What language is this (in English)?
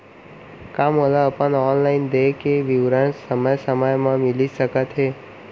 Chhattisgarhi